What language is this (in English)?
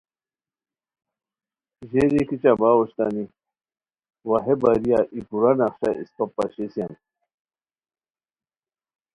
Khowar